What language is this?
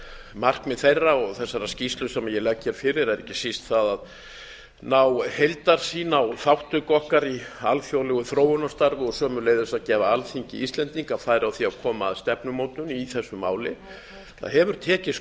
Icelandic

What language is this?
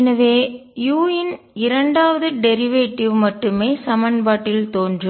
Tamil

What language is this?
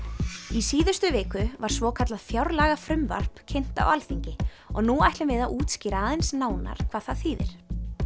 Icelandic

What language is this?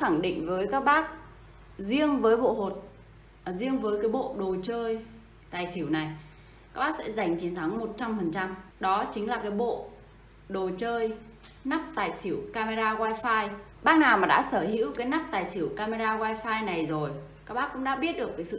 Vietnamese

